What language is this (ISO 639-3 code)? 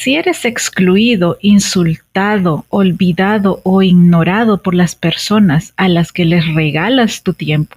spa